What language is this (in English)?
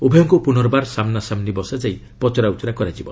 Odia